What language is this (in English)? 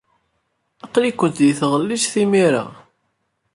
Kabyle